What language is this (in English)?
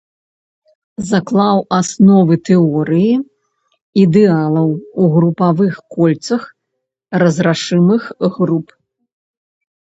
Belarusian